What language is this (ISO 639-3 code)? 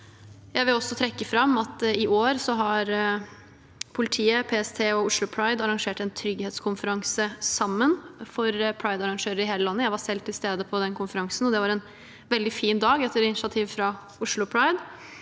nor